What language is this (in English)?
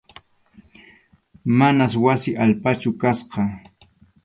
Arequipa-La Unión Quechua